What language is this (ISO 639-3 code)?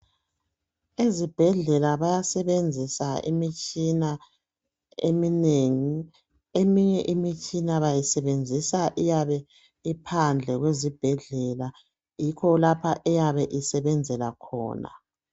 nde